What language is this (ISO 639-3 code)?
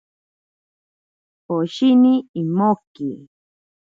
prq